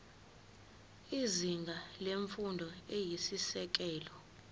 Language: Zulu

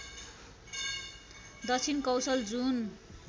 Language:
Nepali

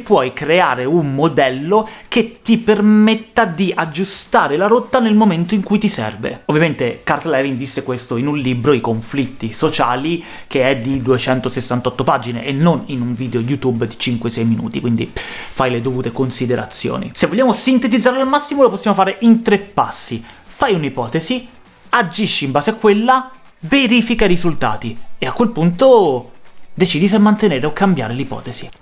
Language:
Italian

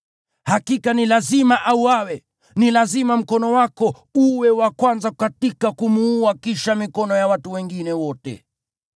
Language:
Swahili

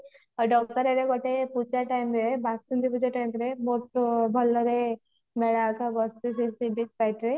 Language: Odia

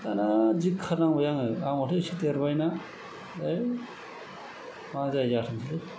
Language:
Bodo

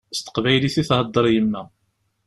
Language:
Kabyle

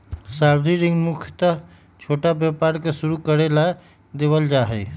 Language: Magahi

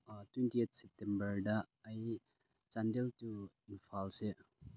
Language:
Manipuri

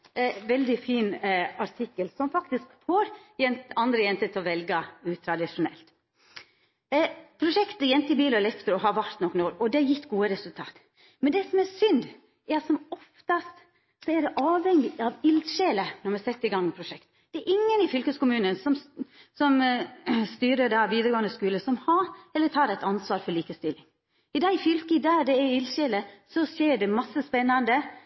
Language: Norwegian Nynorsk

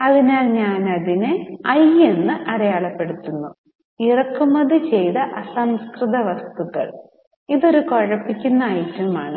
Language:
Malayalam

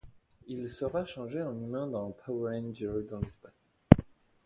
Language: French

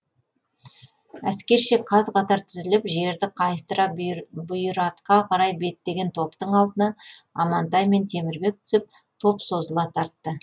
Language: Kazakh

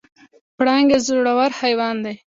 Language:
Pashto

